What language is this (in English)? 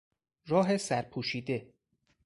Persian